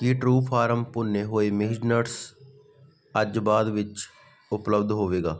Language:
Punjabi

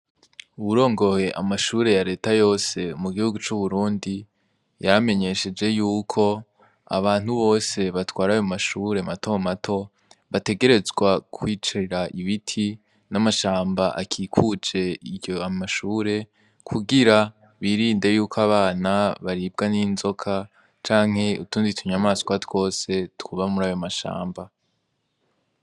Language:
Rundi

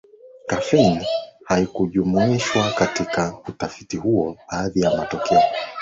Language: Swahili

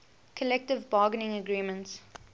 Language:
English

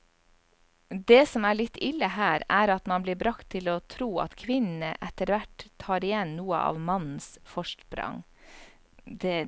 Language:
Norwegian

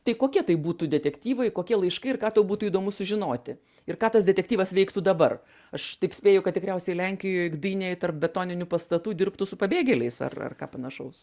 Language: Lithuanian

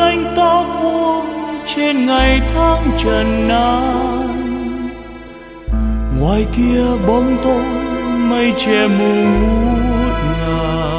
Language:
Vietnamese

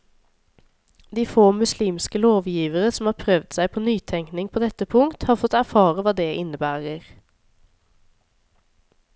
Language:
Norwegian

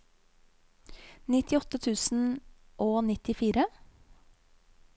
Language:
Norwegian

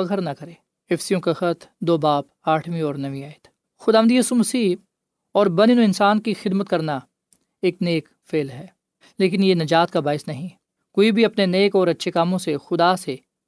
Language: Urdu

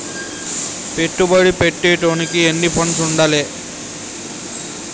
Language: Telugu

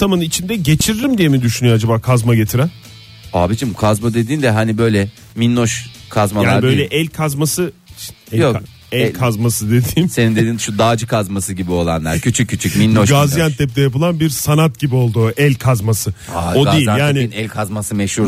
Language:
Turkish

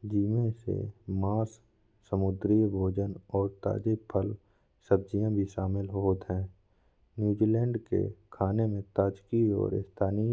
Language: Bundeli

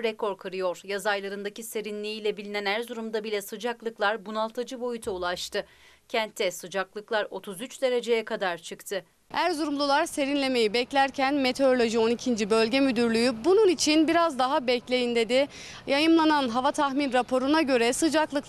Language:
Turkish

